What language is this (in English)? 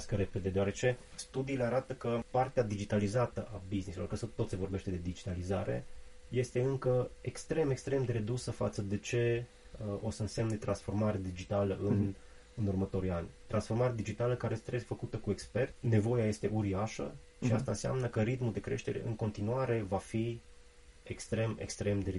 Romanian